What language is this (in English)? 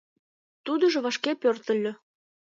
Mari